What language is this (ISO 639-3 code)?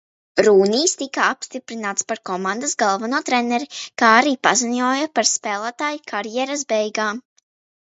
lav